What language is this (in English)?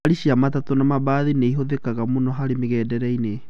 Kikuyu